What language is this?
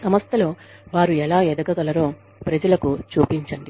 Telugu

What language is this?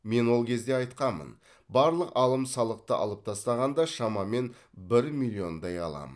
Kazakh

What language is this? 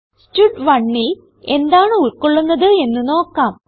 Malayalam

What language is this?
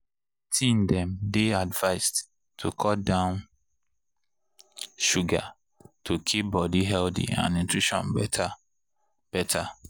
Nigerian Pidgin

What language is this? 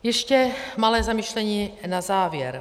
Czech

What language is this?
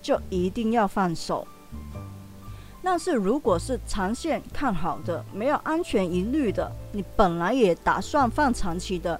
Chinese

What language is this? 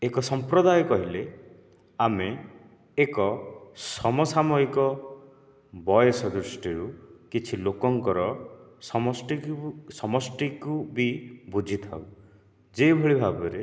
Odia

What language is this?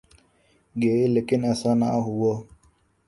Urdu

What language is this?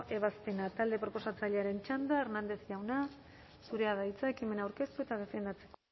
Basque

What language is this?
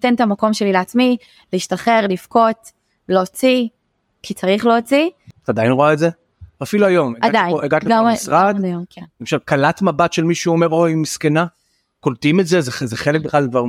Hebrew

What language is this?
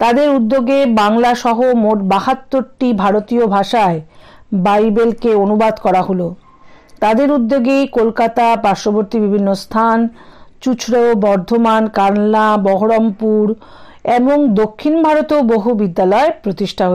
Hindi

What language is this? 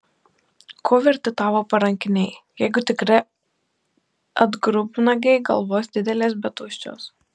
Lithuanian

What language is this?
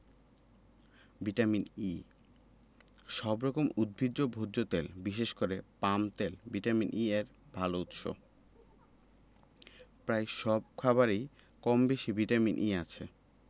Bangla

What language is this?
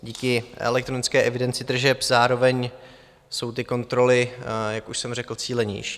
Czech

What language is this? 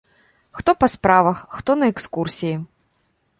Belarusian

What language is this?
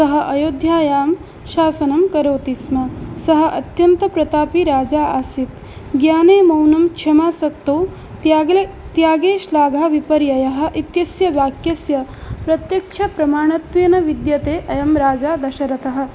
Sanskrit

